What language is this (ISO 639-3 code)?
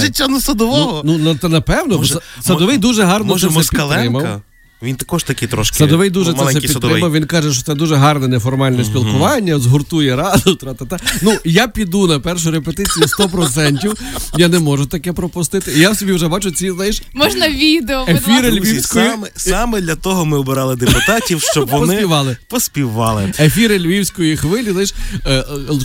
ukr